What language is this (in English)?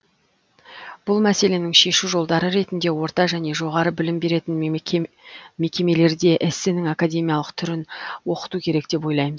Kazakh